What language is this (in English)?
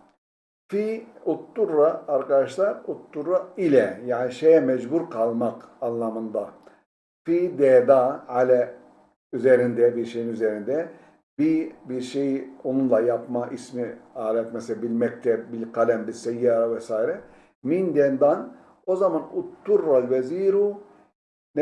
Turkish